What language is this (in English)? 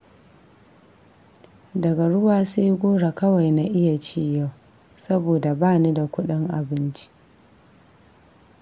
Hausa